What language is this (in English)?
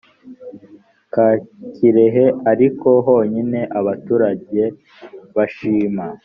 Kinyarwanda